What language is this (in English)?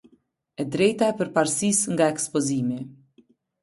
Albanian